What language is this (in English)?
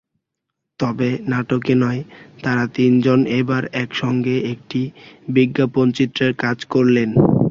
Bangla